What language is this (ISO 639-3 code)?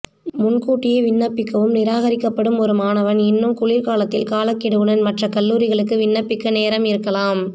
tam